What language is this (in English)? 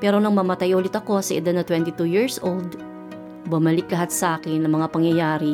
Filipino